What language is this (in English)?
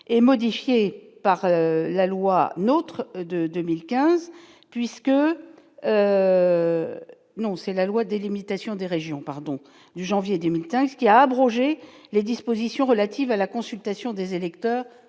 French